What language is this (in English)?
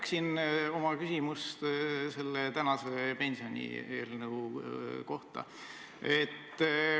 Estonian